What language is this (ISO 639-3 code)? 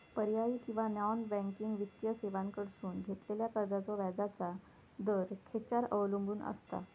mar